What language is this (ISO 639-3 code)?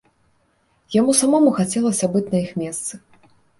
bel